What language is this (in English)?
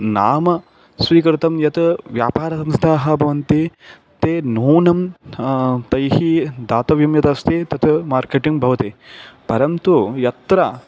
Sanskrit